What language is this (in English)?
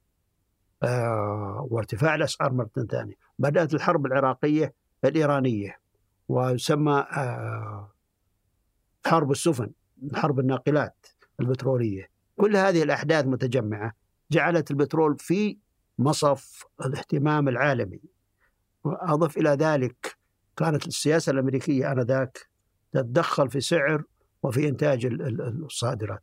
Arabic